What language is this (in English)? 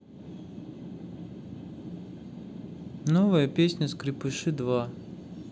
Russian